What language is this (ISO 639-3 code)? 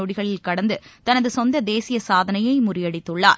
tam